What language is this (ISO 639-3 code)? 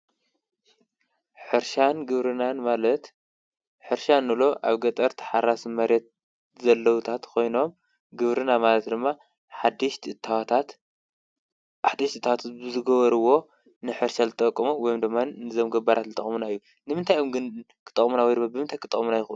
tir